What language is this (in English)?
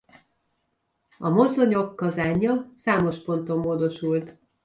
Hungarian